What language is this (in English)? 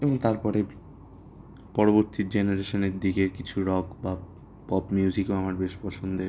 Bangla